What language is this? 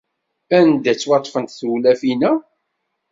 Kabyle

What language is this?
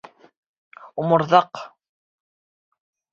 Bashkir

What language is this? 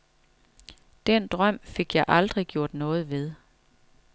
Danish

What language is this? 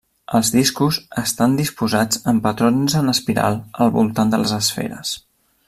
Catalan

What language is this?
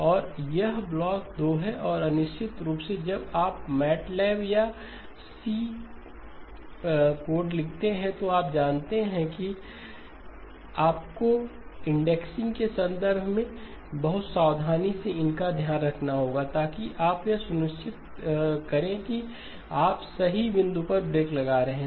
Hindi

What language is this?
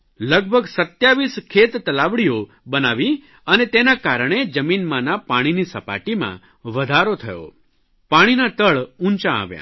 Gujarati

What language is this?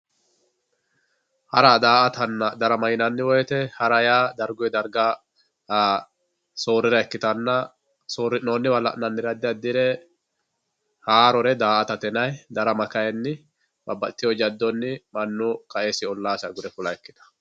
Sidamo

